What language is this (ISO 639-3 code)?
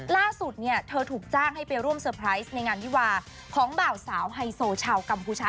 tha